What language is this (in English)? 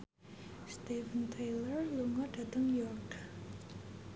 Javanese